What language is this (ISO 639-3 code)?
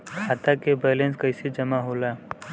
bho